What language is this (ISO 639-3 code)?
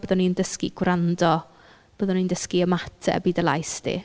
cym